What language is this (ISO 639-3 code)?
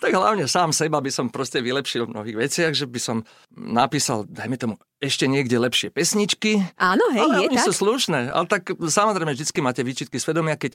slk